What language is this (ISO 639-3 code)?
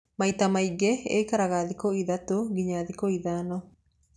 kik